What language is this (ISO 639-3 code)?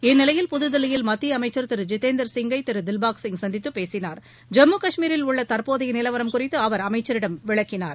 tam